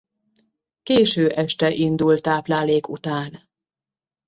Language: Hungarian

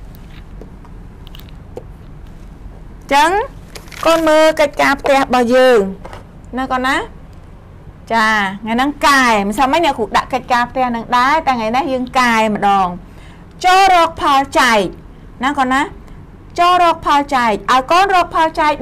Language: Thai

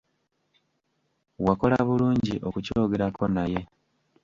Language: Ganda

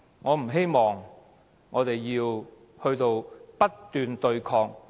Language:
Cantonese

